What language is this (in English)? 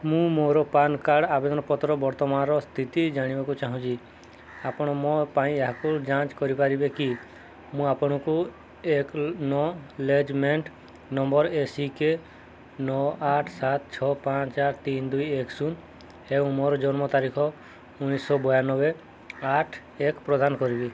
Odia